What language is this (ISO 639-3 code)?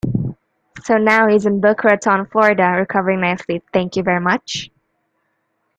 eng